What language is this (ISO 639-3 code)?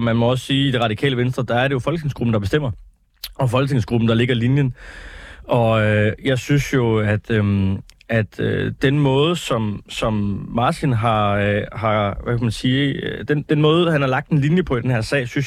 dan